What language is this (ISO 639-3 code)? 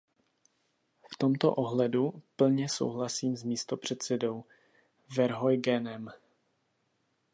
ces